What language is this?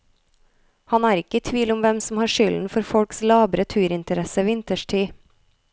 Norwegian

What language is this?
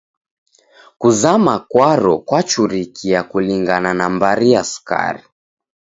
Taita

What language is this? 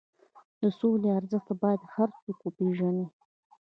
Pashto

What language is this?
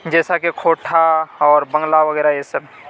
Urdu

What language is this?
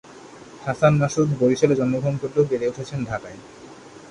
Bangla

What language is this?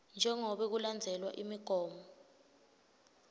Swati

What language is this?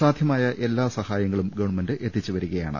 Malayalam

